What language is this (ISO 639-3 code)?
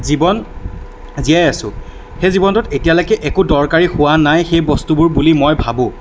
asm